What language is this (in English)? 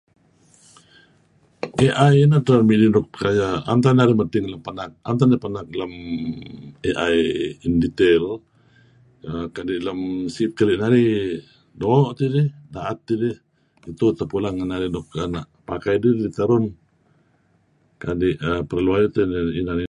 Kelabit